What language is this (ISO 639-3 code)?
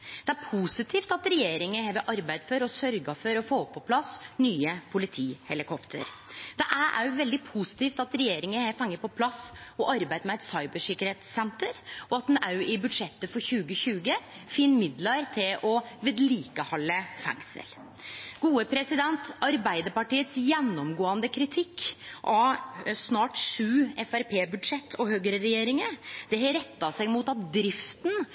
nno